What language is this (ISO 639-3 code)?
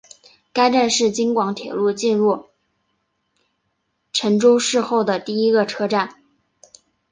zho